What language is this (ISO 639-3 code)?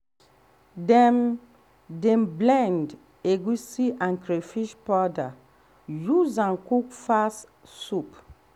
pcm